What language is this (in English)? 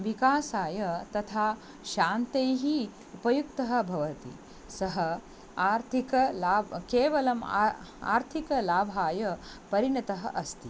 Sanskrit